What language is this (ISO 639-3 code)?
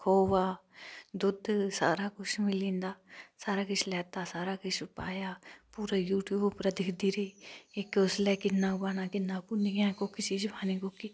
doi